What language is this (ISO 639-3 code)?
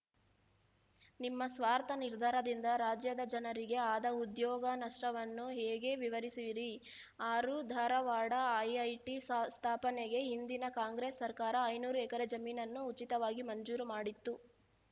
kan